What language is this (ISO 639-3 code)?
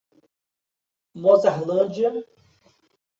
por